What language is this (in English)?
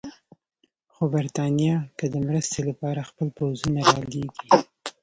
Pashto